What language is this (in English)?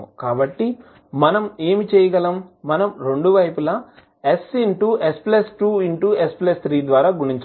Telugu